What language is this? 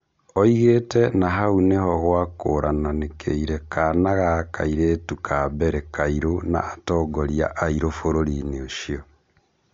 Kikuyu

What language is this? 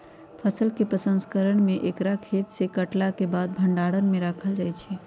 Magahi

